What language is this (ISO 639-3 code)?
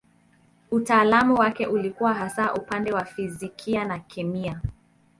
swa